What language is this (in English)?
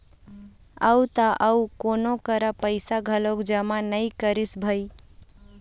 Chhattisgarhi